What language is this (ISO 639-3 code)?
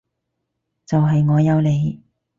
yue